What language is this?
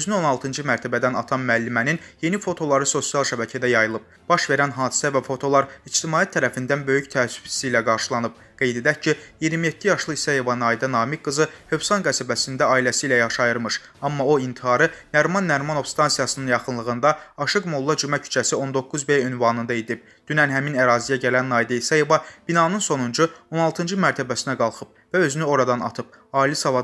Turkish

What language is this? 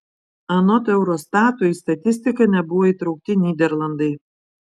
Lithuanian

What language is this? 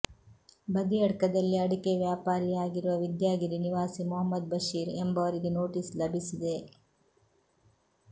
Kannada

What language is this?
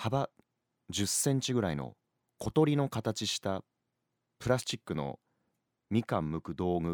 Japanese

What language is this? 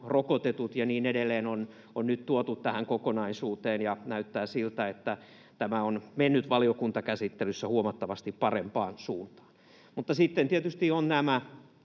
Finnish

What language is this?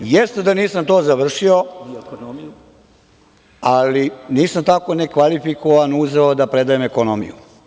Serbian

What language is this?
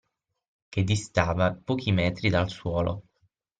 Italian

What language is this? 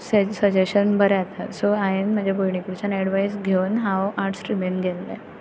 Konkani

